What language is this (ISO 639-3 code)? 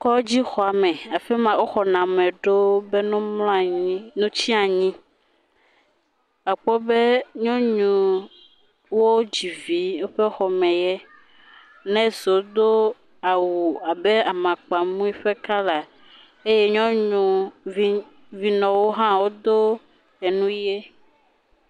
ewe